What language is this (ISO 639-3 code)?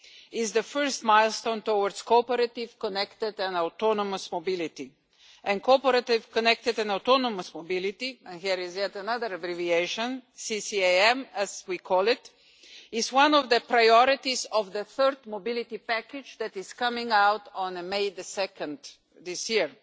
eng